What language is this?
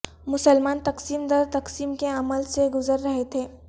Urdu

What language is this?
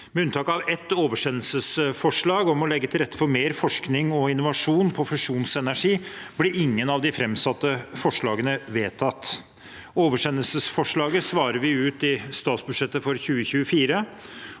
Norwegian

